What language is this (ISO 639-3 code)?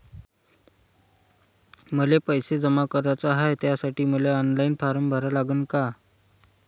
mar